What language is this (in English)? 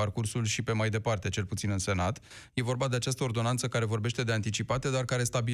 Romanian